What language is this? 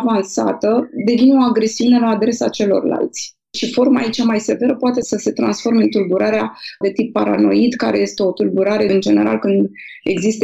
Romanian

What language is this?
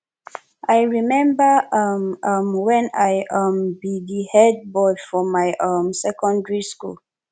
Nigerian Pidgin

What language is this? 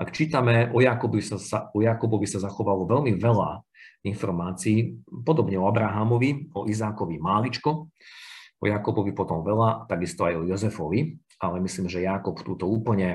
Slovak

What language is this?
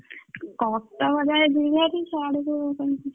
Odia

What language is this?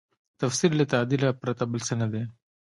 Pashto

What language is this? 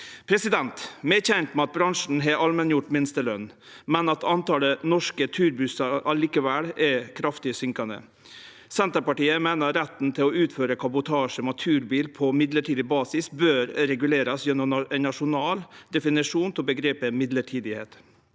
Norwegian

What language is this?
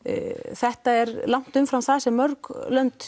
Icelandic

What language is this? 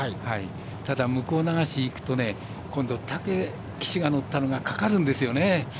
Japanese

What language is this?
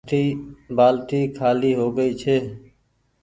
Goaria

